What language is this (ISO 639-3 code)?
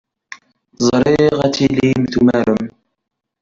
kab